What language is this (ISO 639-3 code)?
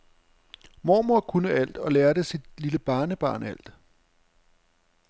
dan